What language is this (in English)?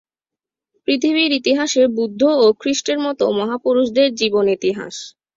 Bangla